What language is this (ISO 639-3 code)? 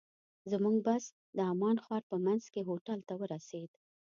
pus